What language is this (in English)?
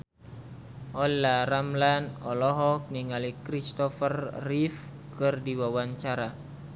Sundanese